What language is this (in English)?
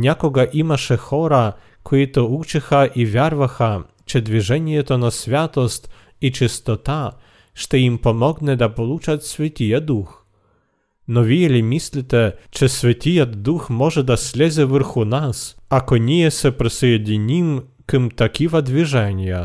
Bulgarian